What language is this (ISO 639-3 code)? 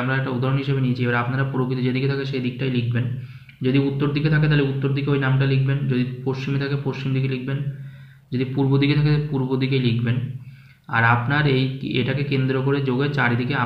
hin